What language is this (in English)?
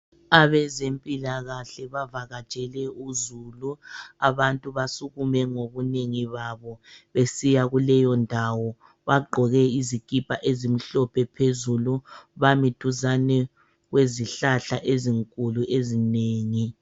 North Ndebele